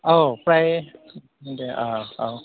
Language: Bodo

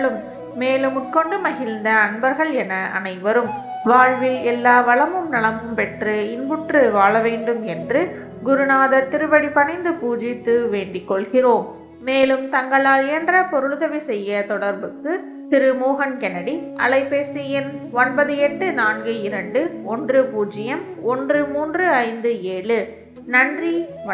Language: Tamil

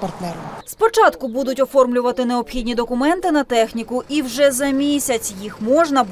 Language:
Ukrainian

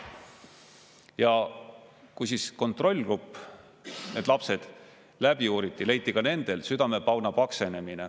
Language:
Estonian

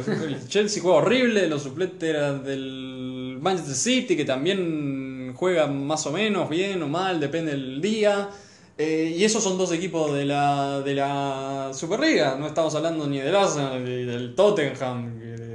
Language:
Spanish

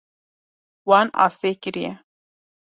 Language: Kurdish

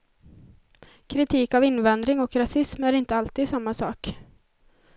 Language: Swedish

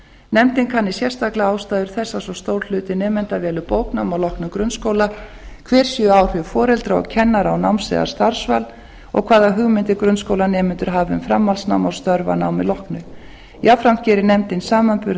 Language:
Icelandic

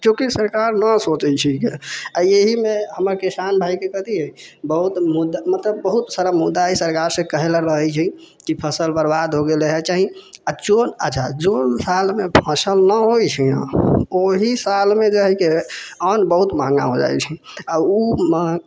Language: Maithili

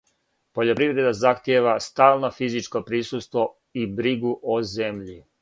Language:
Serbian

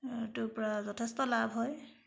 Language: Assamese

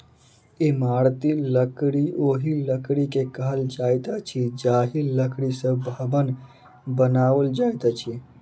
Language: Maithili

